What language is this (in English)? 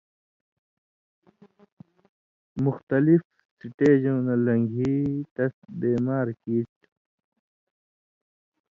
Indus Kohistani